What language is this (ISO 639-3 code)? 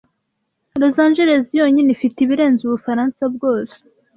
kin